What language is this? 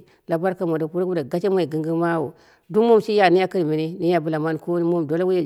Dera (Nigeria)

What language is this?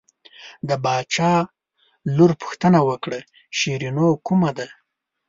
Pashto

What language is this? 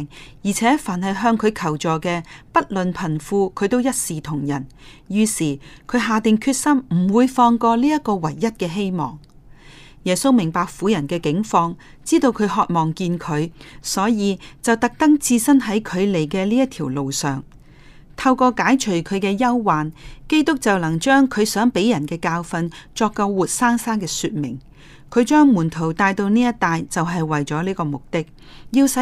Chinese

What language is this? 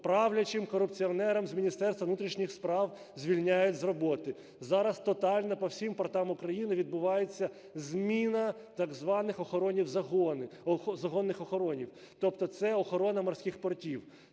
Ukrainian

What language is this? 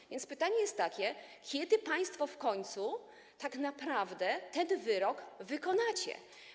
Polish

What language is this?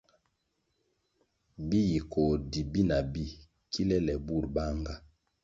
Kwasio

